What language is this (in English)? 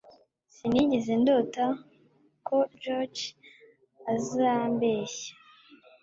Kinyarwanda